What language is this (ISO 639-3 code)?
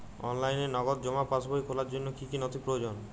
ben